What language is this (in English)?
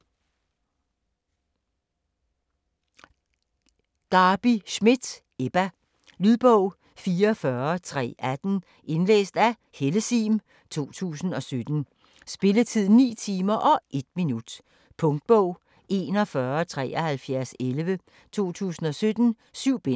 Danish